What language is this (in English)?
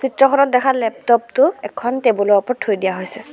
Assamese